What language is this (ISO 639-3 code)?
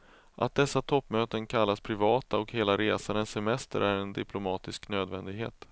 swe